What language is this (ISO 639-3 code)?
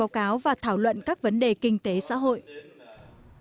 vie